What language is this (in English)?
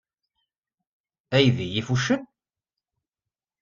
Kabyle